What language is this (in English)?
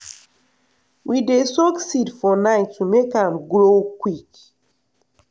Nigerian Pidgin